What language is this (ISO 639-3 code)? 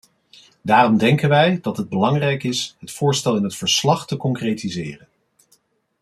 nld